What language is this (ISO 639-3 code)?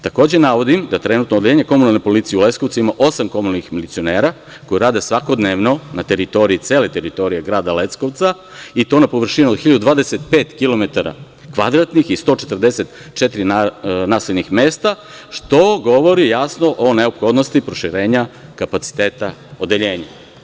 srp